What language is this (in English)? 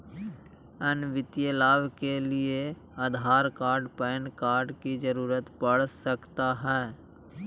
Magahi